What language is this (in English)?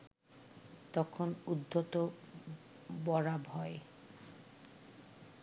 Bangla